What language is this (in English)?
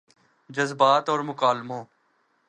Urdu